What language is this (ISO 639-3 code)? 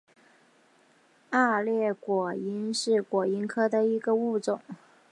zho